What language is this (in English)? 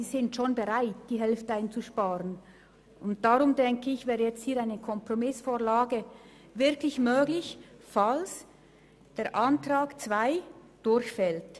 Swiss German